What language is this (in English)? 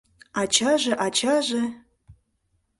Mari